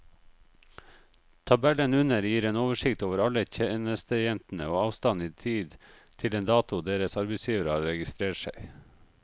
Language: Norwegian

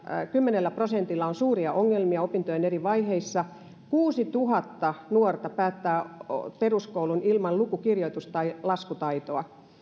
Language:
Finnish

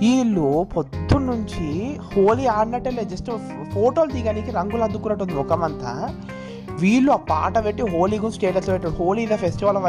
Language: Telugu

